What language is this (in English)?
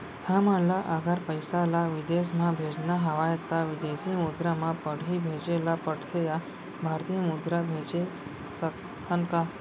Chhattisgarhi